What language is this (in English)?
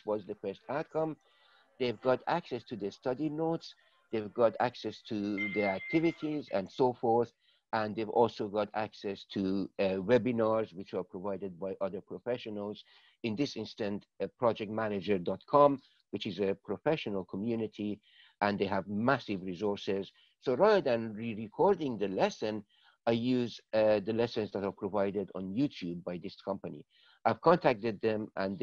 English